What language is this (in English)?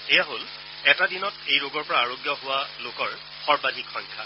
Assamese